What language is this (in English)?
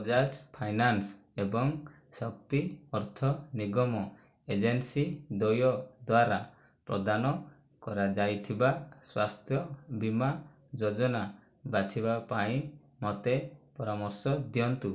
Odia